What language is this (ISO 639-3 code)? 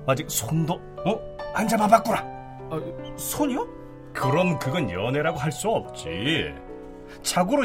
kor